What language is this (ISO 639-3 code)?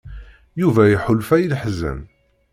kab